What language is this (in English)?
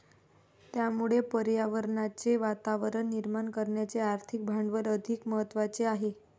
Marathi